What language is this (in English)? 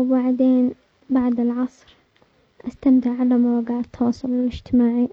Omani Arabic